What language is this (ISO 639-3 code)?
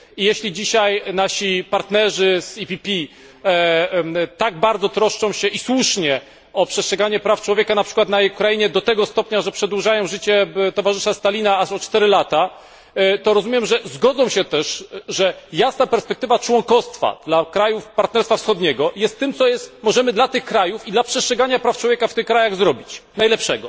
pol